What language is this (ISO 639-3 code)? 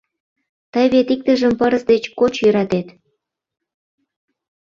chm